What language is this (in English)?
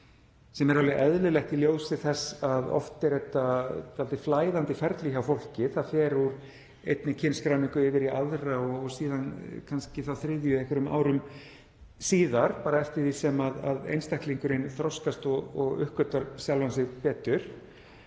Icelandic